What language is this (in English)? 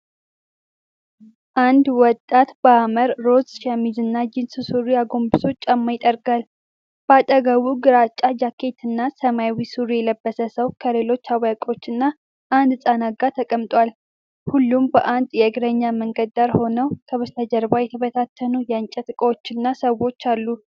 Amharic